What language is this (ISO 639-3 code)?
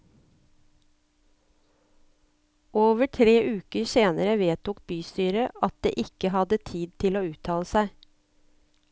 nor